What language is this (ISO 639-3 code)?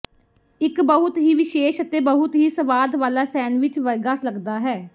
pan